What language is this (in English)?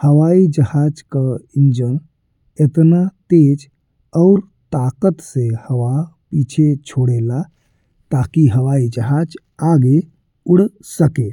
Bhojpuri